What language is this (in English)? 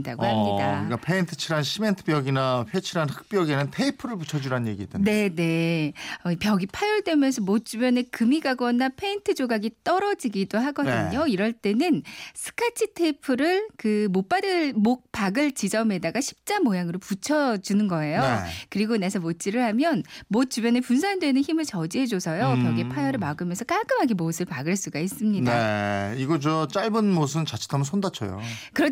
Korean